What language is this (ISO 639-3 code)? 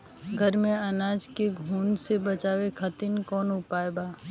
bho